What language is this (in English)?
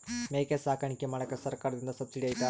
Kannada